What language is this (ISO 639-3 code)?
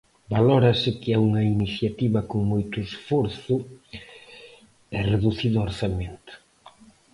glg